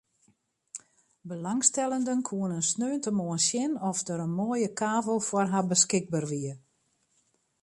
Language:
Western Frisian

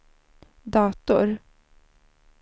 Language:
Swedish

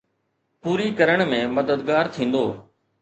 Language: Sindhi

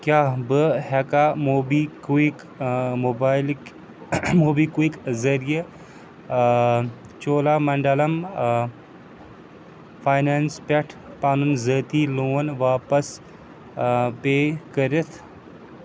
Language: Kashmiri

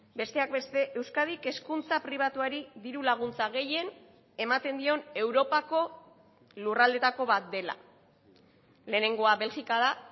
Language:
Basque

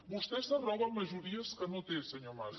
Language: Catalan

